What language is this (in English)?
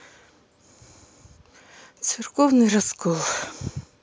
Russian